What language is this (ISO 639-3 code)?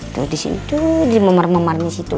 ind